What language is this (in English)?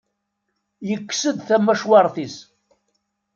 Kabyle